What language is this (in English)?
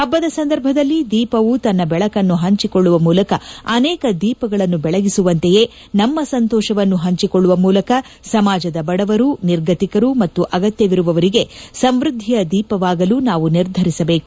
Kannada